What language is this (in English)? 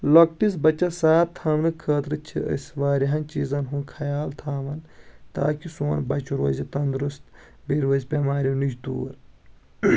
Kashmiri